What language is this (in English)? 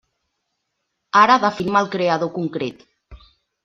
Catalan